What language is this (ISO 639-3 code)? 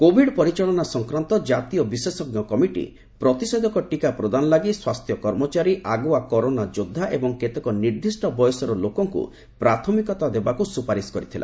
ori